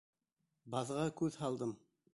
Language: Bashkir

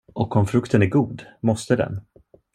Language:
Swedish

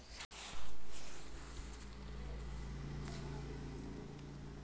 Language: Chhattisgarhi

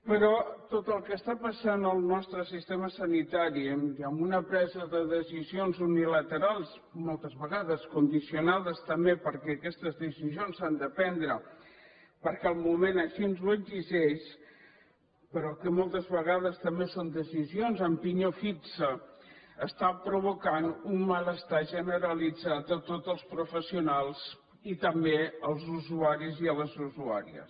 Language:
Catalan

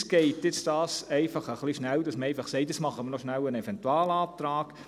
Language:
Swiss German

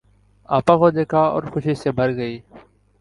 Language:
Urdu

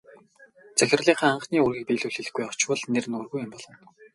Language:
Mongolian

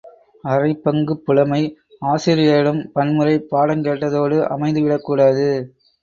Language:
Tamil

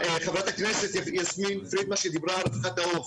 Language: Hebrew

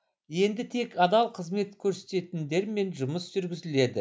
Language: Kazakh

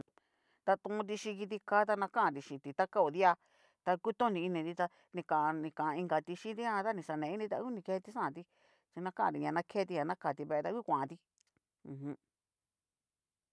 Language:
Cacaloxtepec Mixtec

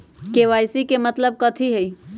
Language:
Magahi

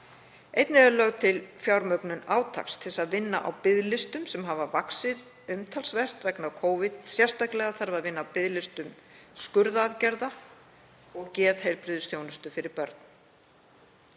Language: Icelandic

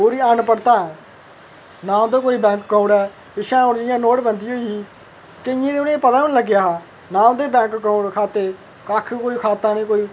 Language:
Dogri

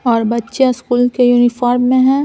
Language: Hindi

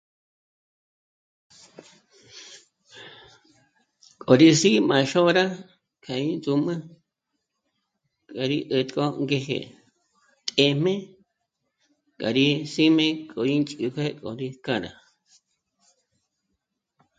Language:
Michoacán Mazahua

